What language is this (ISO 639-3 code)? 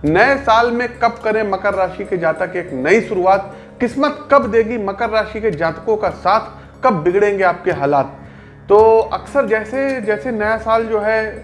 hin